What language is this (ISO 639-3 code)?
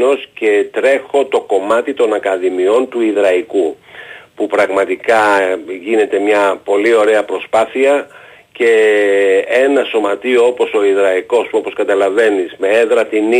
ell